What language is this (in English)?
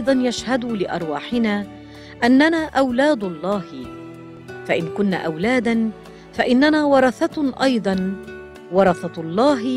Arabic